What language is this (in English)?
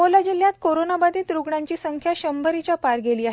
Marathi